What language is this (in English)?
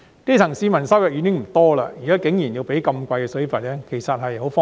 Cantonese